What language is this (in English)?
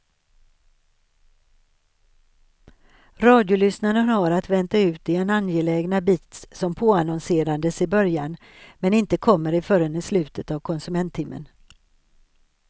Swedish